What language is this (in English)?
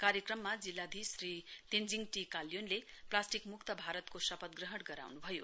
Nepali